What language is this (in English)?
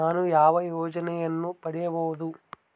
Kannada